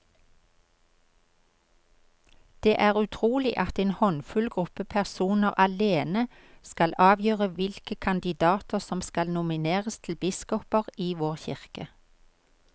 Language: Norwegian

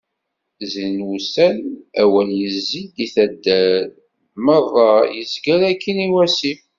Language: Kabyle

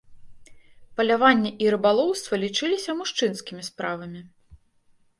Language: Belarusian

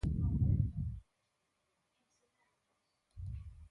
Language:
Galician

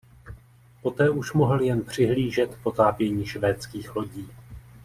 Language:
Czech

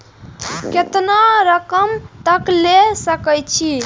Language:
Maithili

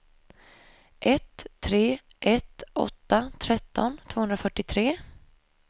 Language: Swedish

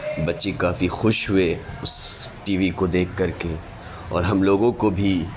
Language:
Urdu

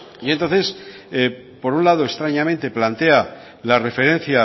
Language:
Spanish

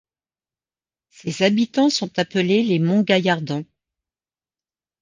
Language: French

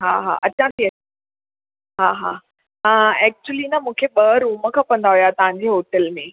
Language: Sindhi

